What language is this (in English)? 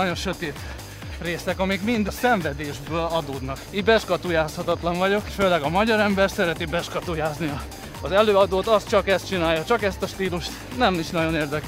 Hungarian